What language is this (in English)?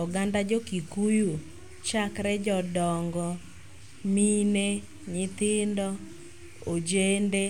Luo (Kenya and Tanzania)